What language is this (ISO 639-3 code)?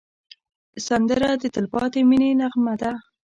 pus